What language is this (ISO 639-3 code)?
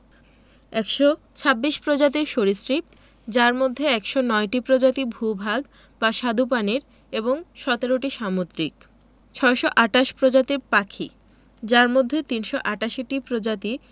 ben